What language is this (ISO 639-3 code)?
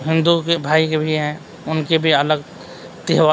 urd